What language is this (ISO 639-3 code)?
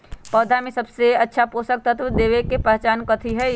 mag